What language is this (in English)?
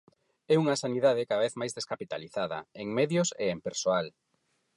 Galician